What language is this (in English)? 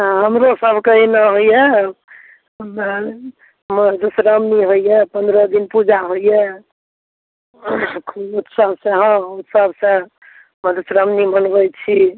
Maithili